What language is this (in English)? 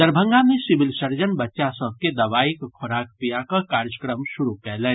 Maithili